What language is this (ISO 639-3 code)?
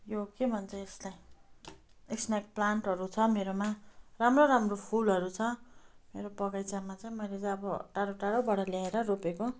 nep